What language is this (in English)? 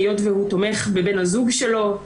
Hebrew